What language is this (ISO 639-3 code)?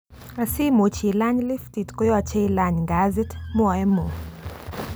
kln